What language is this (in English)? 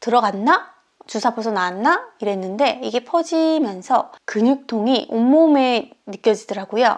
Korean